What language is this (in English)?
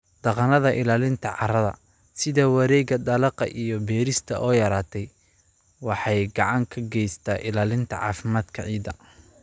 Somali